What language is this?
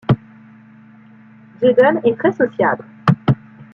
French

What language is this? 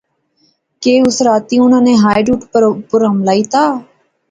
Pahari-Potwari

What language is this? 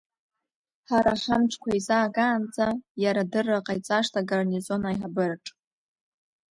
Abkhazian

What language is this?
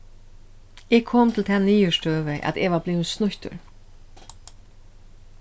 Faroese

